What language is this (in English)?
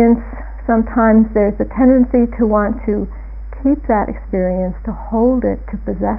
English